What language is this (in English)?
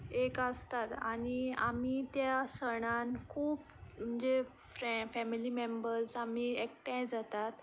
Konkani